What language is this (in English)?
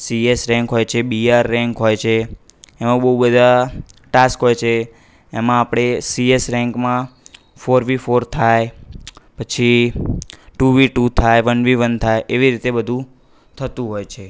Gujarati